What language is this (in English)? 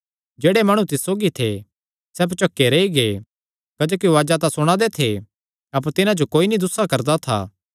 Kangri